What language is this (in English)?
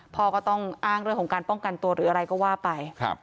Thai